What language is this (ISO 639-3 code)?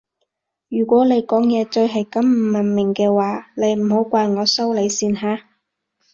yue